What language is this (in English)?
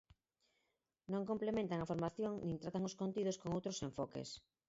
Galician